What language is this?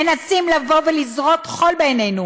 Hebrew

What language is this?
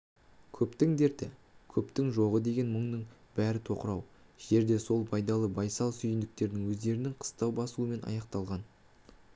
Kazakh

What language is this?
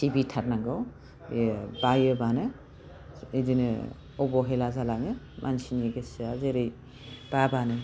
Bodo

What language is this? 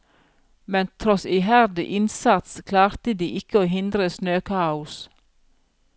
Norwegian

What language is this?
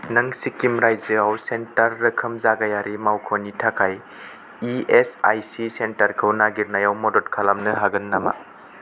Bodo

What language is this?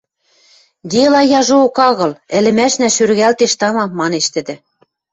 Western Mari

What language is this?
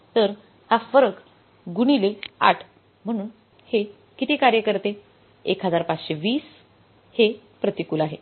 Marathi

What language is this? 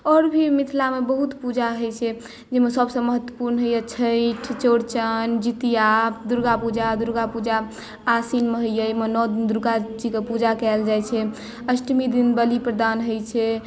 Maithili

